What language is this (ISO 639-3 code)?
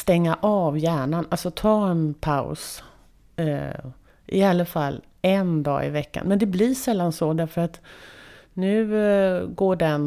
swe